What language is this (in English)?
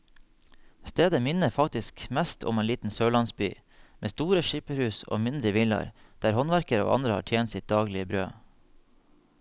Norwegian